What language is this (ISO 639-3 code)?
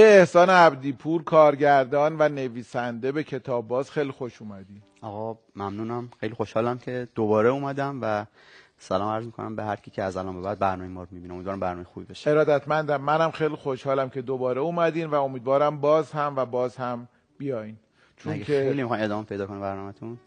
fas